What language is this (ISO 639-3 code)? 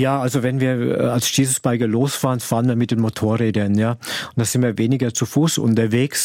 deu